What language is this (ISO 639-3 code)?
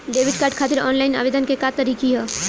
bho